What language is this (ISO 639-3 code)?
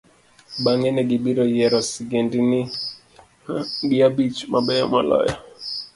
luo